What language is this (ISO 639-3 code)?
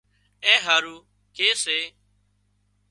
kxp